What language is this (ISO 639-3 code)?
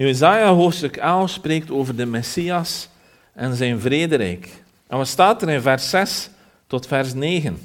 nld